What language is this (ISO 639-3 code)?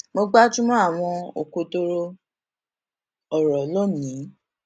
yor